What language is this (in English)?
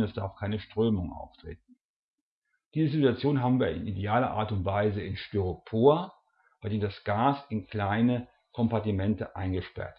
German